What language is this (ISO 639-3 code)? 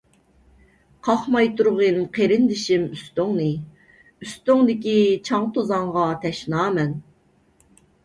uig